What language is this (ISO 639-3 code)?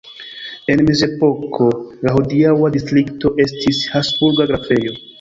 epo